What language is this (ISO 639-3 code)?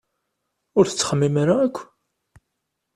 kab